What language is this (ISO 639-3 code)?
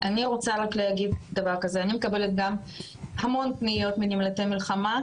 heb